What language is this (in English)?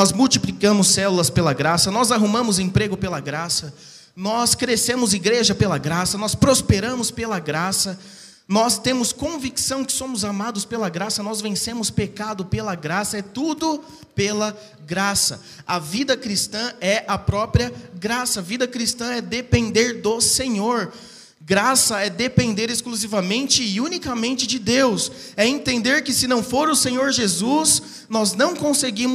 Portuguese